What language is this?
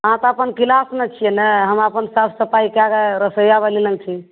Maithili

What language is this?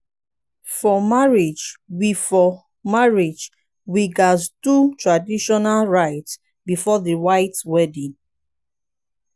Nigerian Pidgin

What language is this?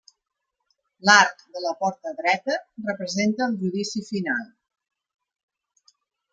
Catalan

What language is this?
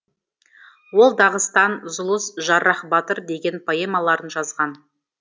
Kazakh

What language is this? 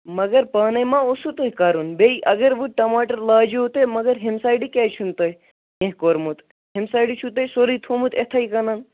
Kashmiri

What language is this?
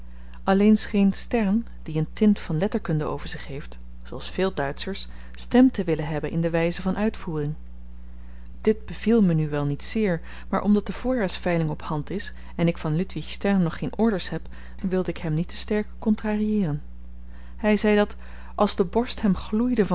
Dutch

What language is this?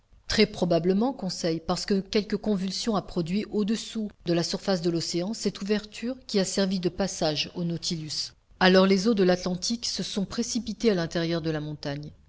French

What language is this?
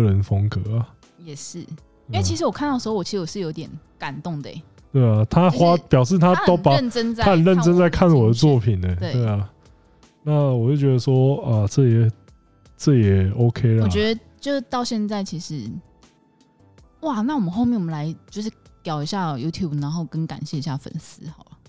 Chinese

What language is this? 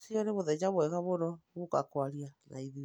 Kikuyu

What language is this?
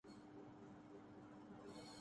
Urdu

